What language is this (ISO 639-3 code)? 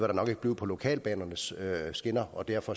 dan